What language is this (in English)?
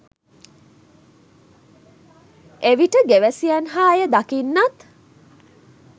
Sinhala